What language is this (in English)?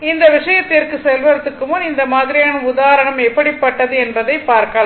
Tamil